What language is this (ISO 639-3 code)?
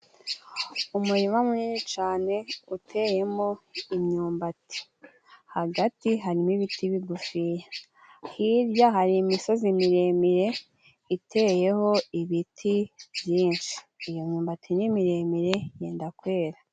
kin